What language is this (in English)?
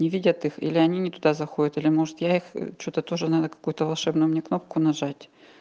Russian